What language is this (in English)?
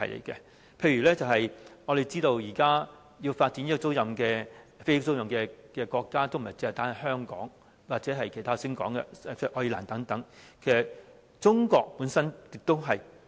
Cantonese